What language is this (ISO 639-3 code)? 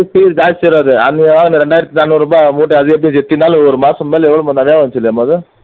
tam